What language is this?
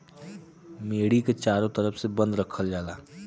Bhojpuri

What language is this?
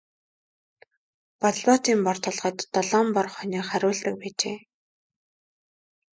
Mongolian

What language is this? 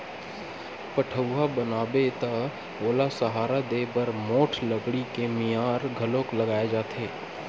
Chhattisgarhi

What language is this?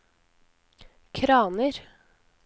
Norwegian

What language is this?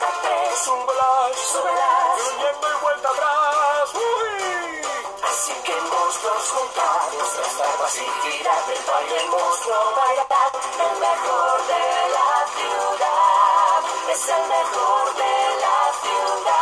Romanian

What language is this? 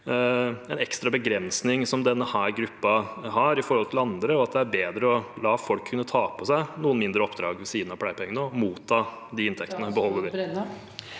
Norwegian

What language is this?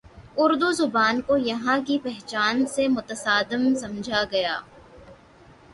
Urdu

